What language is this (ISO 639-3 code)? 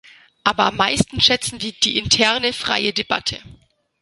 deu